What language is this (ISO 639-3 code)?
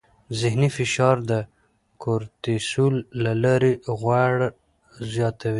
pus